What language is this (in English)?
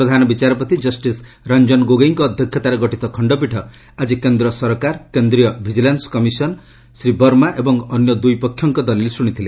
Odia